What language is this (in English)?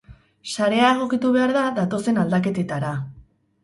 Basque